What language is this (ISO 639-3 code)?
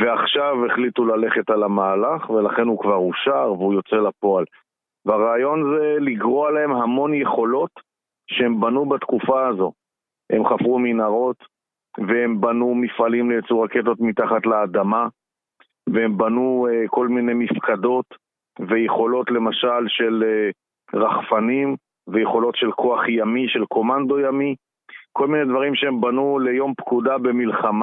heb